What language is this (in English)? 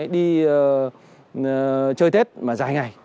Vietnamese